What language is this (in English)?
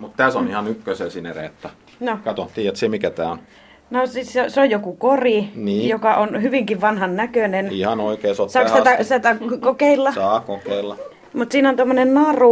Finnish